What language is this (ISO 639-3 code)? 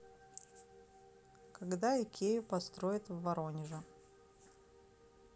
rus